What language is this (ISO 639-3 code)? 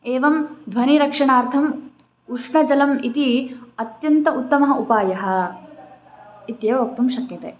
san